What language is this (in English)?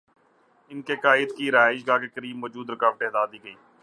Urdu